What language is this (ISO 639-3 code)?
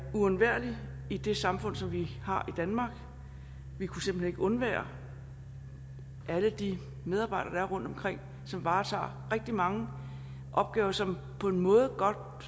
dan